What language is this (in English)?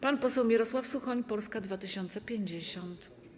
Polish